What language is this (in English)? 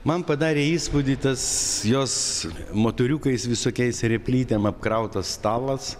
Lithuanian